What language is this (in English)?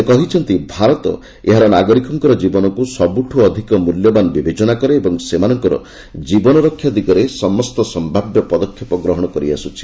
Odia